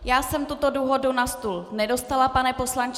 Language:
Czech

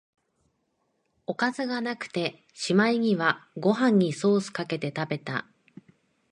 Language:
Japanese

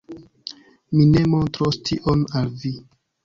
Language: Esperanto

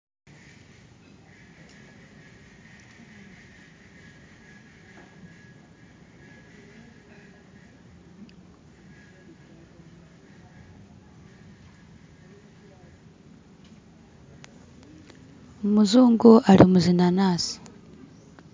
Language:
Masaaba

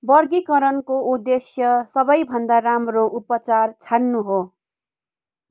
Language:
Nepali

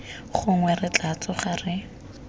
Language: Tswana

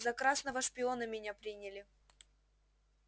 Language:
Russian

